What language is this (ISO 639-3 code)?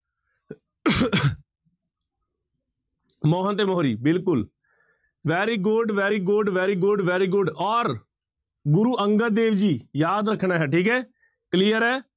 pan